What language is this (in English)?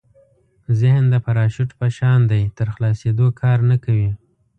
Pashto